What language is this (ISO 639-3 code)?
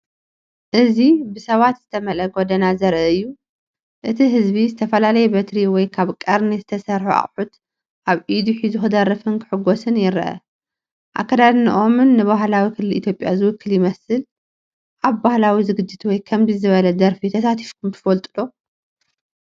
tir